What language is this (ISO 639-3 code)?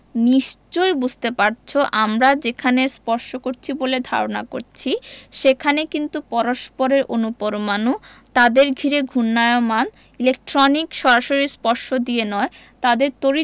ben